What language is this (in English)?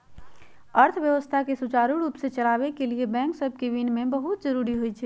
Magahi